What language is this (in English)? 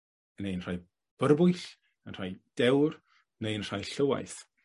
Welsh